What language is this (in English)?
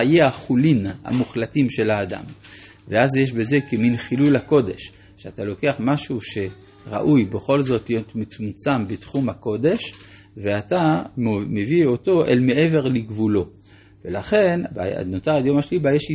Hebrew